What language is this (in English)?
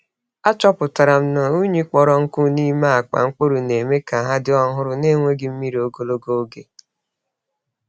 Igbo